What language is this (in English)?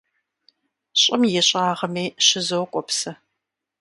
Kabardian